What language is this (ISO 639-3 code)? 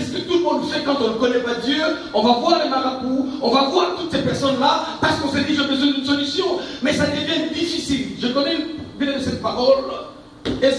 fra